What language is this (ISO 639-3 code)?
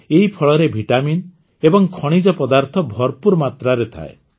ori